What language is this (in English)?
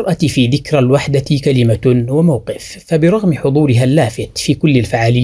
Arabic